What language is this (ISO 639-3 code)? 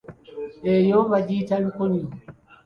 lug